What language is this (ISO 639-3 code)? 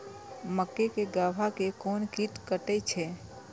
mai